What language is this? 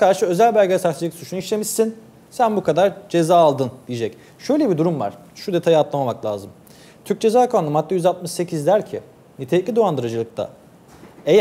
Turkish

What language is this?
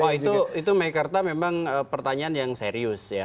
Indonesian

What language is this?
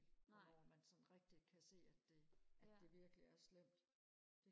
Danish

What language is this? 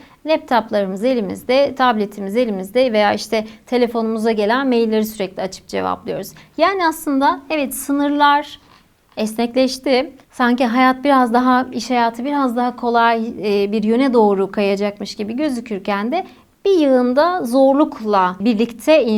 Turkish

